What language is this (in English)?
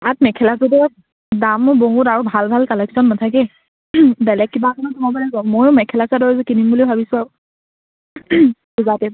Assamese